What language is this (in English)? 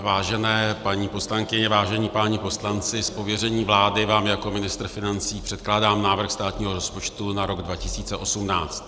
Czech